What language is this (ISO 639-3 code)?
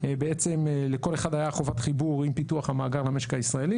heb